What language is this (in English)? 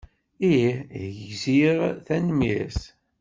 Kabyle